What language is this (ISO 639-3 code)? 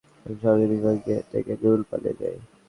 ben